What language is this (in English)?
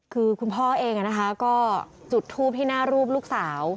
Thai